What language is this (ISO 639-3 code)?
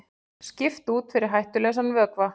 isl